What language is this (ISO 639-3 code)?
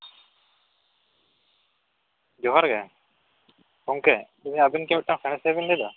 sat